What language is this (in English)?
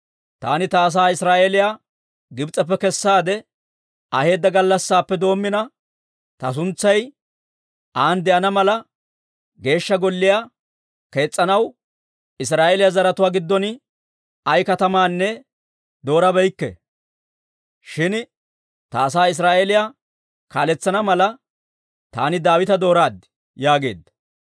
Dawro